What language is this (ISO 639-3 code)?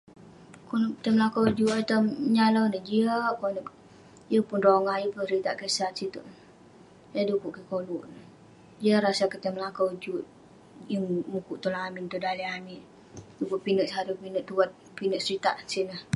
pne